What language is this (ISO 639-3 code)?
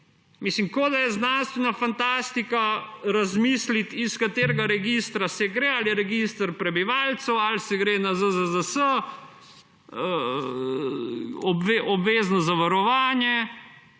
slv